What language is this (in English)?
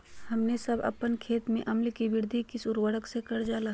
Magahi